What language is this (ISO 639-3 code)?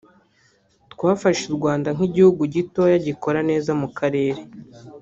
kin